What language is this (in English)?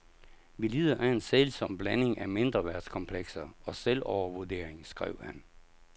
Danish